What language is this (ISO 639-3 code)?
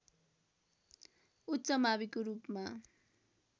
nep